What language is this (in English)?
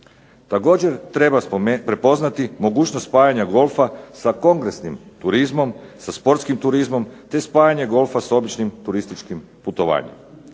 Croatian